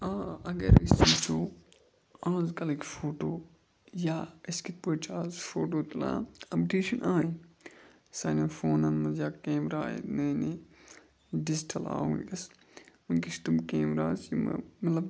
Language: Kashmiri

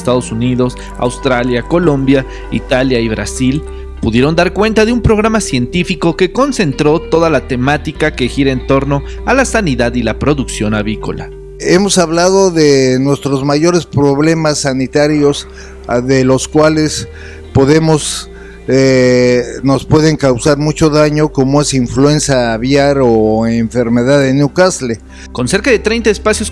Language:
Spanish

